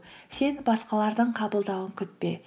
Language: Kazakh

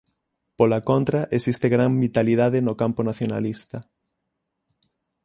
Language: Galician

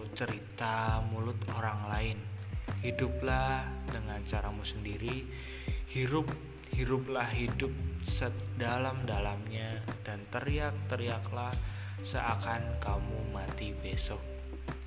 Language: Indonesian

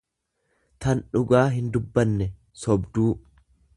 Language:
Oromo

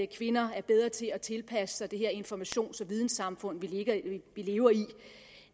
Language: Danish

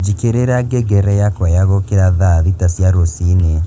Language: Kikuyu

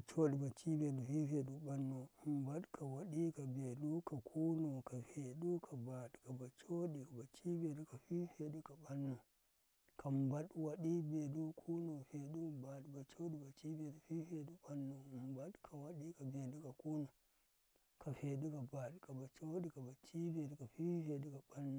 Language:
Karekare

